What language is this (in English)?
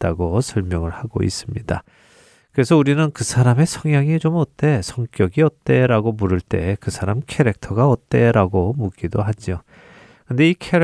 Korean